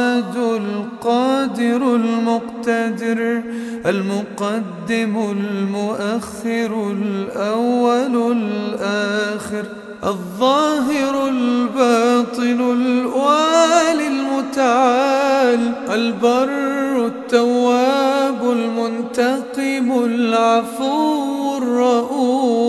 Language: Arabic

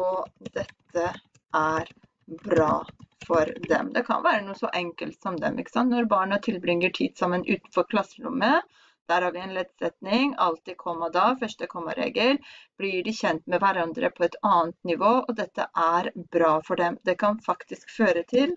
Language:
Norwegian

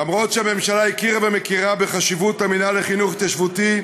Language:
Hebrew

